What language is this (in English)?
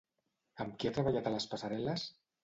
Catalan